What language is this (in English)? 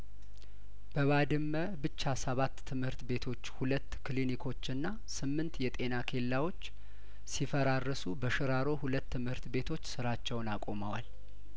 Amharic